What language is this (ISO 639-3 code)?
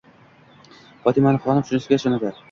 uzb